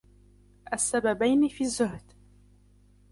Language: Arabic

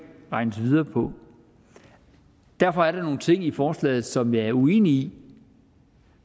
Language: Danish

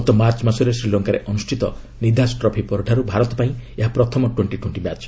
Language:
Odia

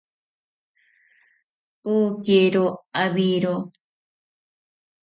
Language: Ashéninka Perené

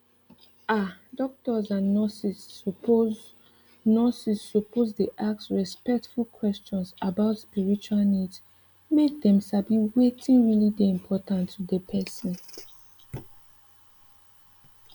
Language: Nigerian Pidgin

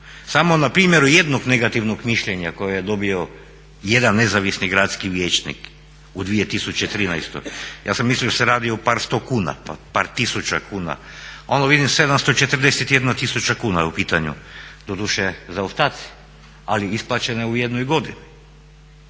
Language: Croatian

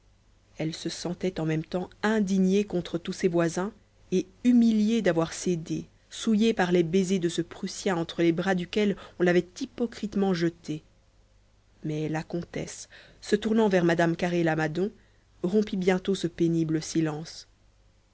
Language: French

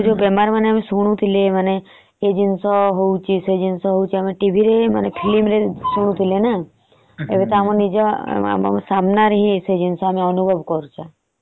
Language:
Odia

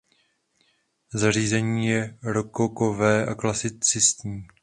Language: Czech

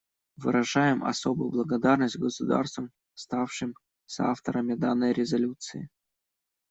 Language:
Russian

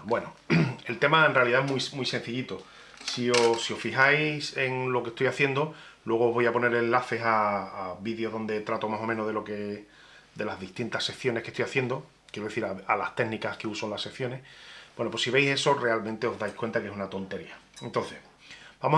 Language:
Spanish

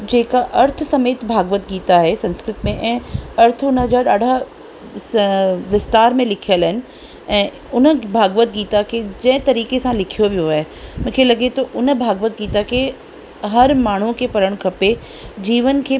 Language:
Sindhi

